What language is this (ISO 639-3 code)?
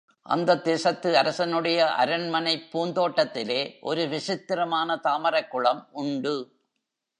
tam